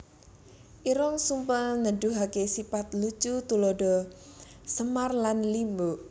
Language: Javanese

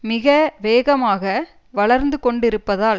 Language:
Tamil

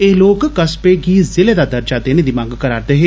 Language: Dogri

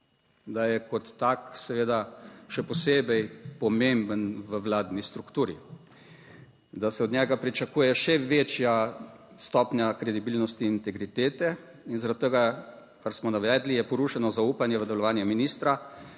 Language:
Slovenian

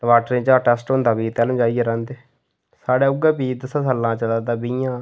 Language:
Dogri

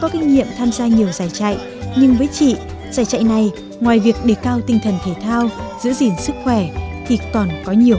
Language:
Vietnamese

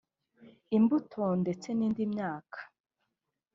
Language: Kinyarwanda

